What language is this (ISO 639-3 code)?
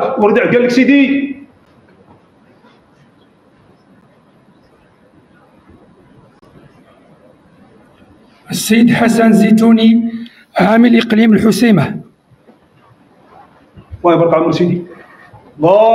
ara